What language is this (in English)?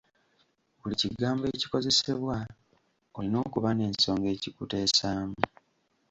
Ganda